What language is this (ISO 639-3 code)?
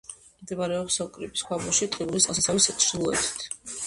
kat